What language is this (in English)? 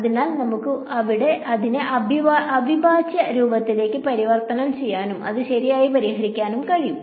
Malayalam